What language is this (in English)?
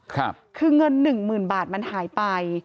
Thai